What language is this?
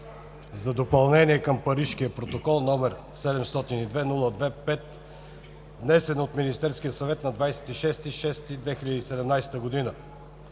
Bulgarian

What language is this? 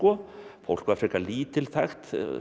Icelandic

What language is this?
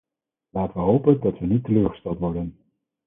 Dutch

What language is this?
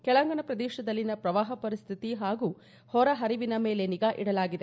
Kannada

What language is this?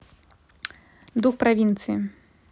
Russian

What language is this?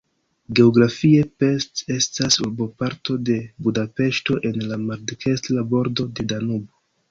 Esperanto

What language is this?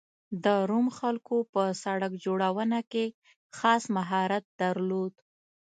Pashto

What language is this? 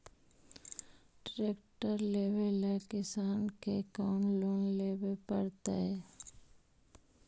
Magahi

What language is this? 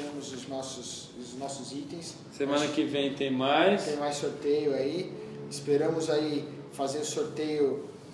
Portuguese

